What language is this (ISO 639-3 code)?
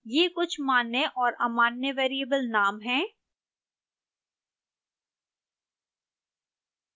hin